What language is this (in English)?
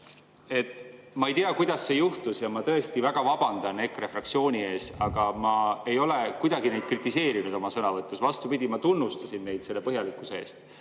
Estonian